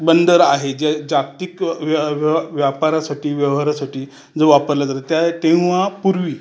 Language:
Marathi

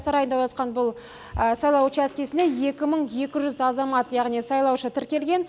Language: Kazakh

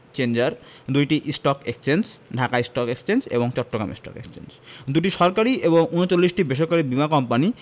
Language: Bangla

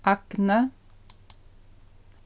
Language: Faroese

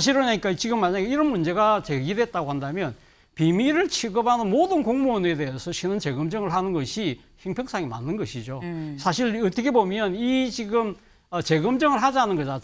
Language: Korean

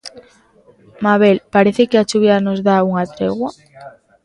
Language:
Galician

